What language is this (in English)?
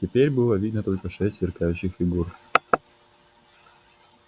Russian